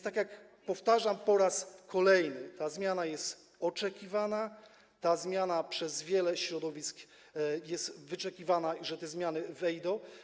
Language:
Polish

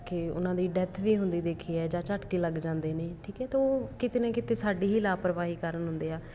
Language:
Punjabi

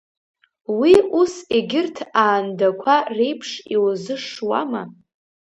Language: Abkhazian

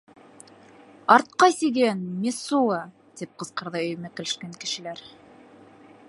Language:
Bashkir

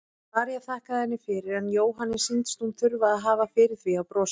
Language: Icelandic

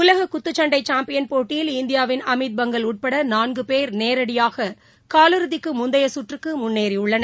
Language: Tamil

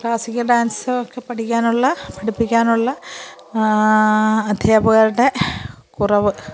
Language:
Malayalam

